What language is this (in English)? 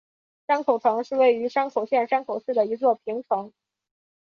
Chinese